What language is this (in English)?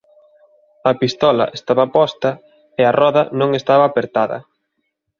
Galician